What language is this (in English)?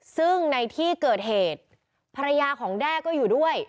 Thai